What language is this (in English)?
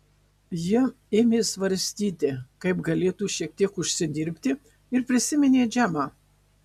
Lithuanian